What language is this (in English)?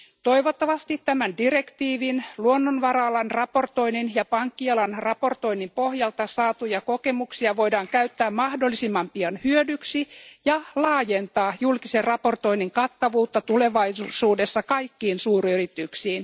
Finnish